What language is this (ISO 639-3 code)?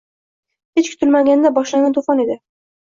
uzb